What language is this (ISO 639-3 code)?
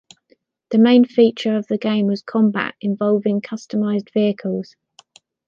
eng